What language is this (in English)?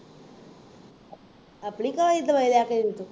Punjabi